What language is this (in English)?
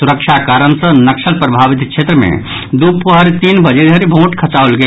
Maithili